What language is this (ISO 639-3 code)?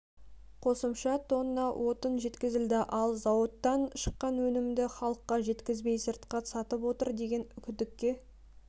kaz